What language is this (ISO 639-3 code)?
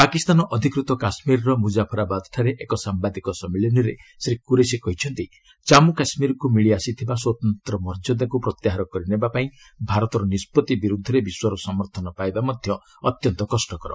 ori